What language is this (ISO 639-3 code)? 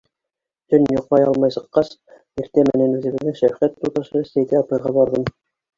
bak